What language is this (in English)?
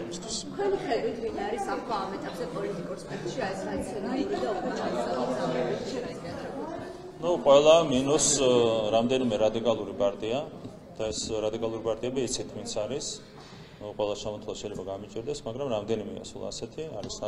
Turkish